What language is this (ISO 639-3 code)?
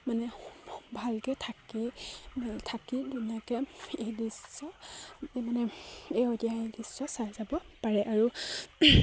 asm